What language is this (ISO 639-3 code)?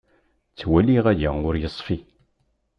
kab